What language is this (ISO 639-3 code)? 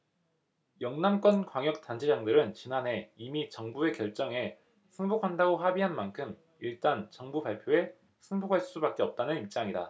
kor